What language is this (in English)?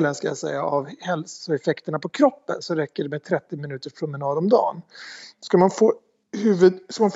Swedish